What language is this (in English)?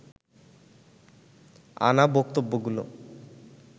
Bangla